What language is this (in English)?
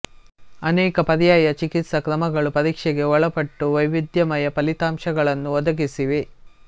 Kannada